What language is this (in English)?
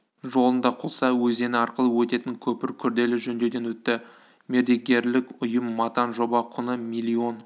Kazakh